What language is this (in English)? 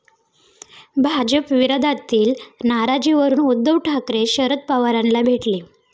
Marathi